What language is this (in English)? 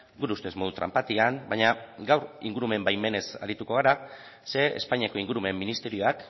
Basque